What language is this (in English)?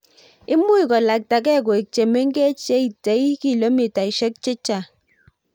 Kalenjin